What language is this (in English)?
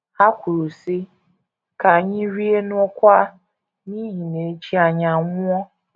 Igbo